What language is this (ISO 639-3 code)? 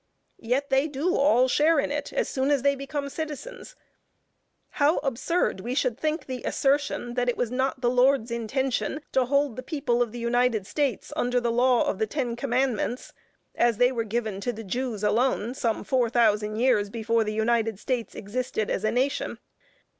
eng